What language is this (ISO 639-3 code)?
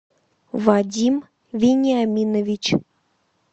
rus